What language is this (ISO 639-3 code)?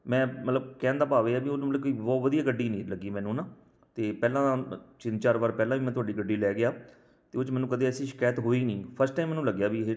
pan